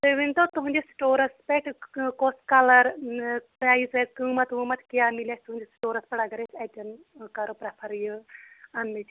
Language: Kashmiri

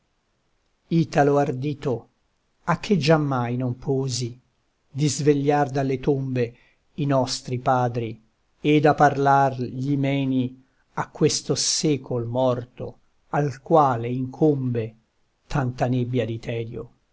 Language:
Italian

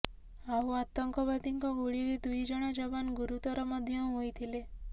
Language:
Odia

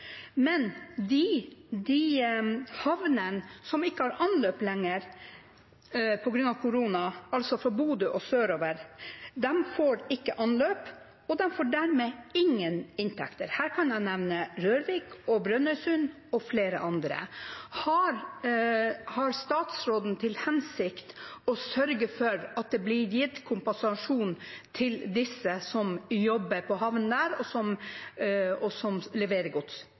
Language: Norwegian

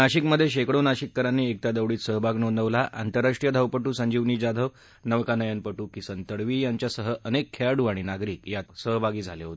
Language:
Marathi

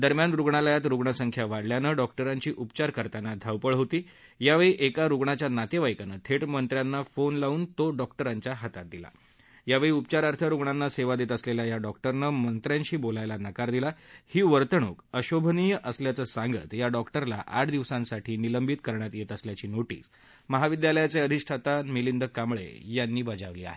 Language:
Marathi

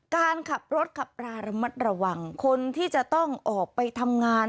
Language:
Thai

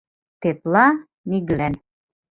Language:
Mari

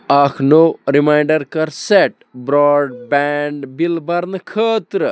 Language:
Kashmiri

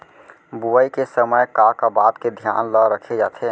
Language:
Chhattisgarhi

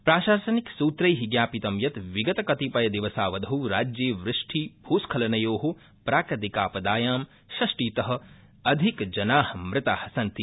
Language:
Sanskrit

